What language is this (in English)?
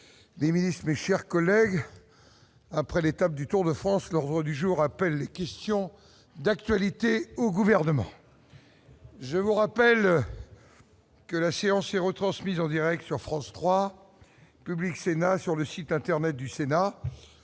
French